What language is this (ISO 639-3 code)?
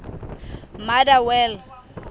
sot